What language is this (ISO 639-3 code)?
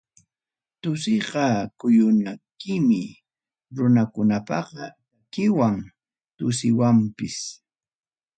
quy